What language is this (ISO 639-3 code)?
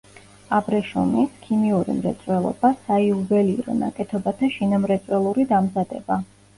kat